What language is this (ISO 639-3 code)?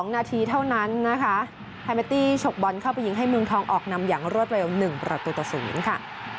tha